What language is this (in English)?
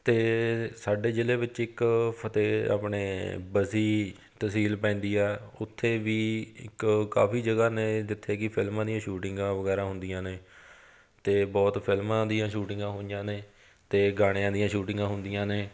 Punjabi